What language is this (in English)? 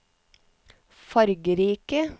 Norwegian